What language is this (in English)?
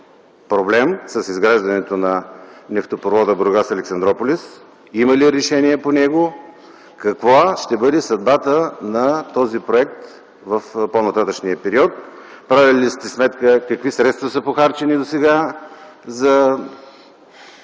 Bulgarian